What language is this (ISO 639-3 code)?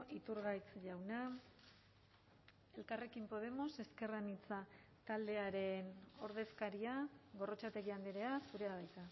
eus